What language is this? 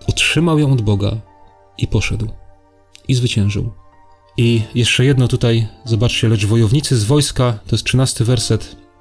Polish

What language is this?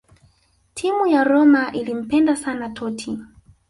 Swahili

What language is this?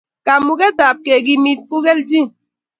Kalenjin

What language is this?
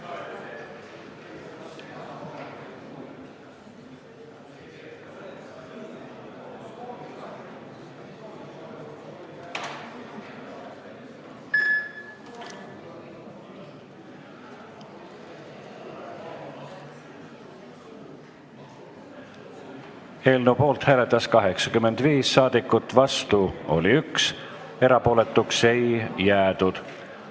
Estonian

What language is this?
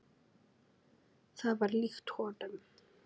Icelandic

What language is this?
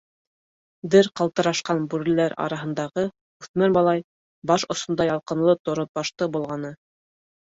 Bashkir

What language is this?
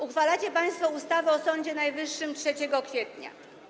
Polish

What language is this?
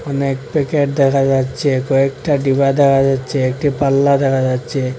Bangla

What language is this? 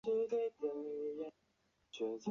Chinese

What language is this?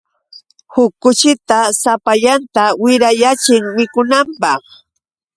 Yauyos Quechua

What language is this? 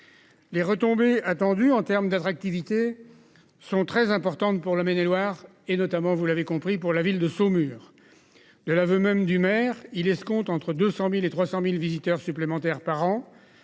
French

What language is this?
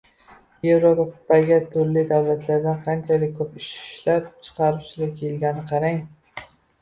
Uzbek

